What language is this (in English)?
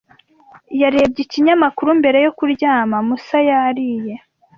Kinyarwanda